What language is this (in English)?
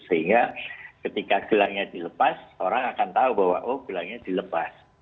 Indonesian